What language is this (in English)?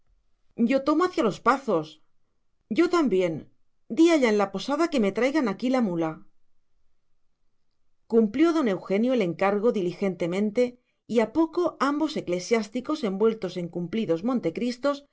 Spanish